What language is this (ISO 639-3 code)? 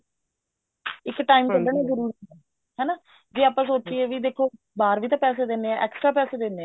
pan